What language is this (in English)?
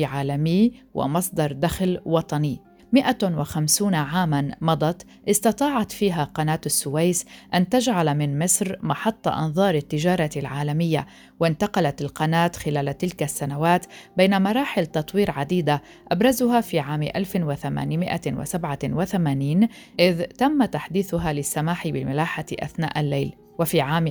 Arabic